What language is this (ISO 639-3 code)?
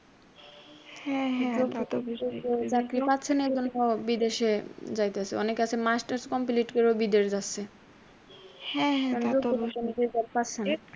ben